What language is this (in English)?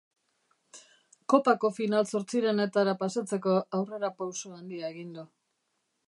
Basque